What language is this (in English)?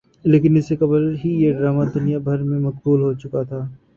Urdu